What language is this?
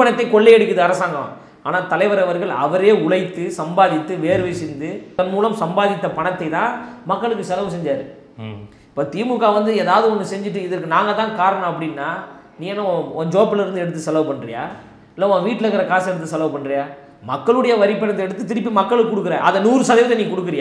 Tamil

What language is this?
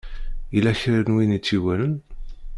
Kabyle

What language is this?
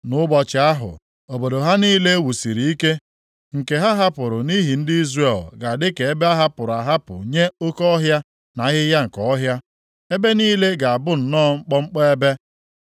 Igbo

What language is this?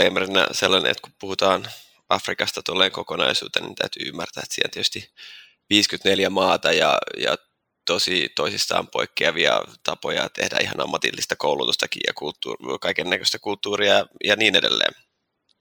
Finnish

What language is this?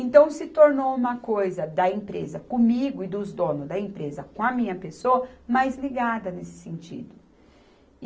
Portuguese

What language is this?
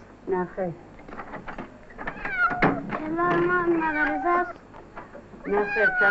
Persian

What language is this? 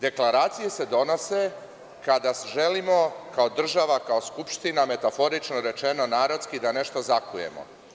Serbian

